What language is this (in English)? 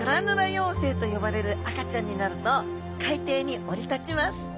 Japanese